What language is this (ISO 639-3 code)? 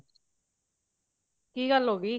pan